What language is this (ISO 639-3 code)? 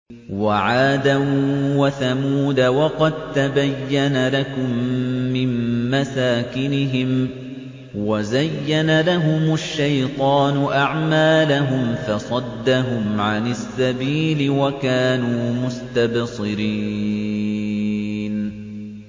ara